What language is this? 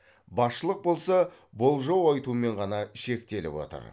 Kazakh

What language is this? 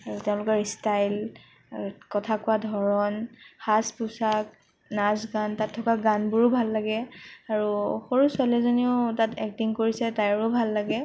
Assamese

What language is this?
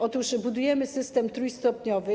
Polish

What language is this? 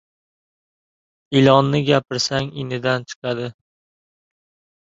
Uzbek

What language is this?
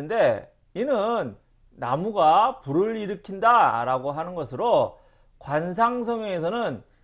Korean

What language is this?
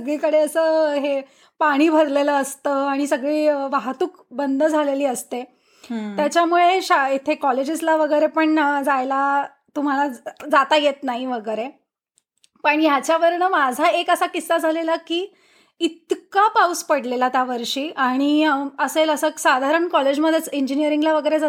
Marathi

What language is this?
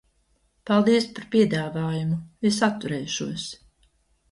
Latvian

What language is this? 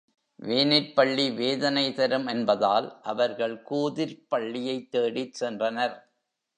Tamil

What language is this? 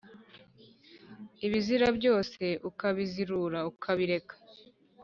Kinyarwanda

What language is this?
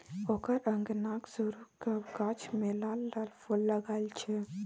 Maithili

